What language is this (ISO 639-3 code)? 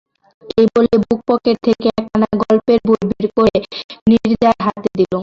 ben